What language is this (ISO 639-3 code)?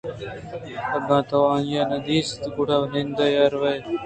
bgp